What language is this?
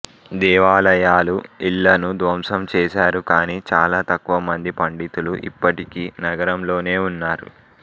Telugu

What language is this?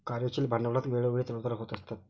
Marathi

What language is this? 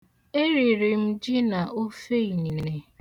Igbo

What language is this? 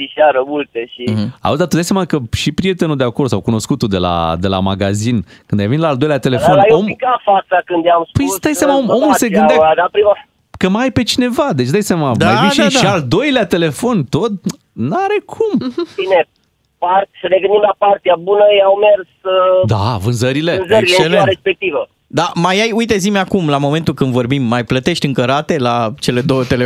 Romanian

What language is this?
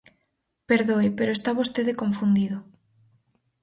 Galician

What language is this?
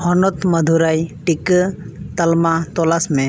Santali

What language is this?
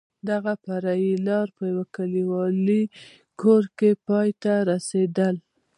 Pashto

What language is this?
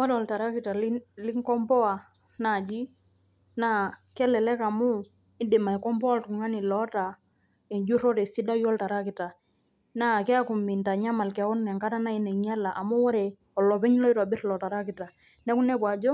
Masai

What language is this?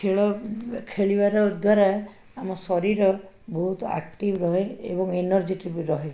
Odia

